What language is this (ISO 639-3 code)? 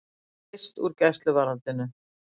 isl